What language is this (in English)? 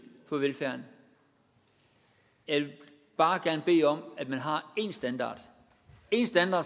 Danish